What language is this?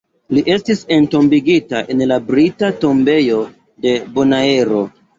Esperanto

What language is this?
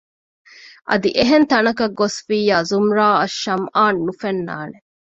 Divehi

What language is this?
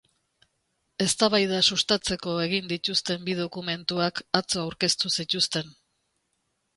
Basque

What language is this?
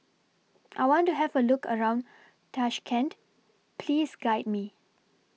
English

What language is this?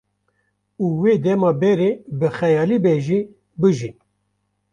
Kurdish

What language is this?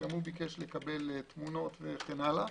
Hebrew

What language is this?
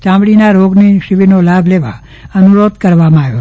Gujarati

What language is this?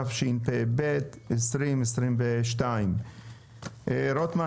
Hebrew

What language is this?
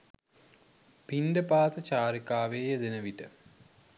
Sinhala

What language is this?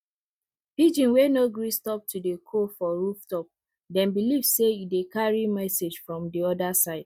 Nigerian Pidgin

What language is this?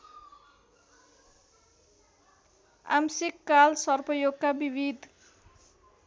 Nepali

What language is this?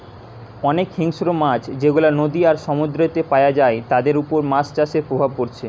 Bangla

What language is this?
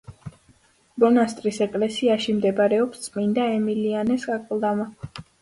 Georgian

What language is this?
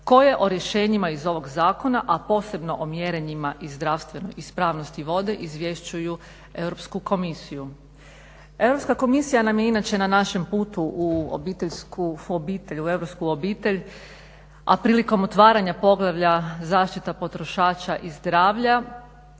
Croatian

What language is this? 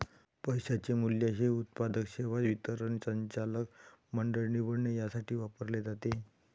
Marathi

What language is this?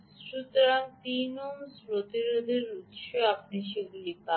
Bangla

